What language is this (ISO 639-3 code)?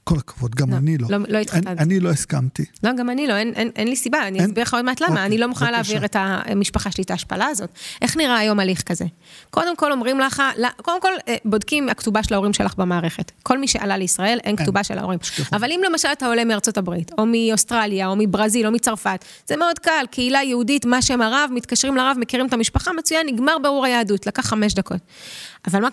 heb